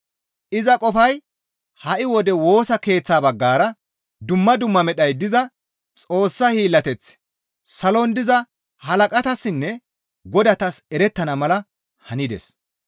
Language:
Gamo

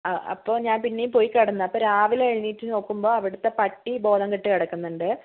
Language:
Malayalam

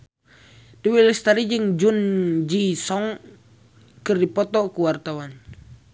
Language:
Sundanese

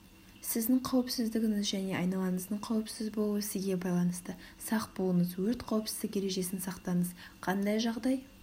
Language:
Kazakh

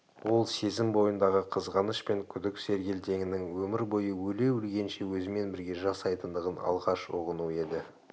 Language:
Kazakh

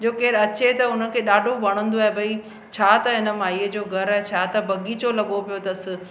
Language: Sindhi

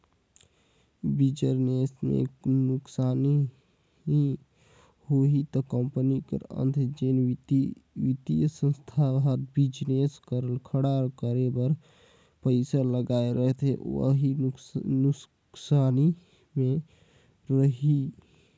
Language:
Chhattisgarhi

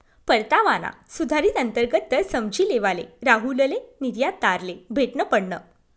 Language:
Marathi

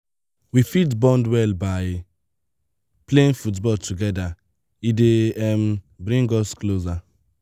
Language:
Nigerian Pidgin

